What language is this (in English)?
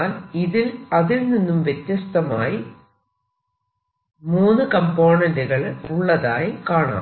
Malayalam